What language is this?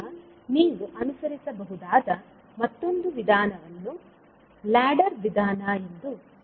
Kannada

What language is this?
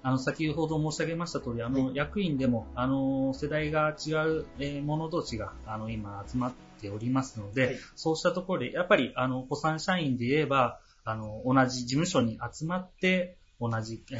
Japanese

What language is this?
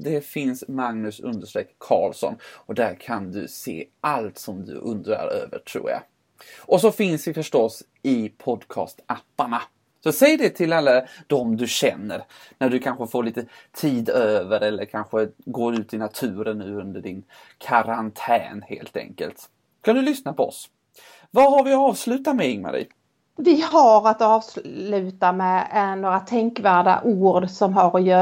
Swedish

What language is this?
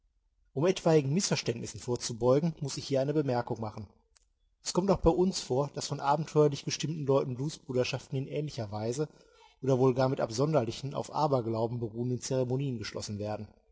German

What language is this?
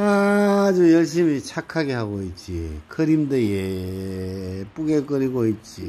Korean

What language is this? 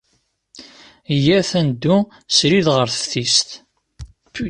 Kabyle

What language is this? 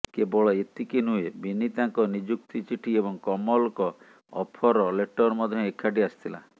Odia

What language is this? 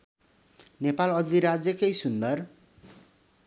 Nepali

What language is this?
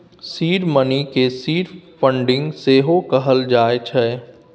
Maithili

